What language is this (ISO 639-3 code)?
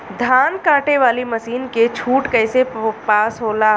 bho